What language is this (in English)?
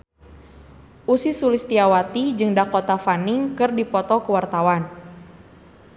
Sundanese